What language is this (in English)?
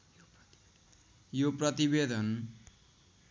Nepali